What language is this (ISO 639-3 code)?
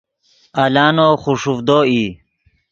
ydg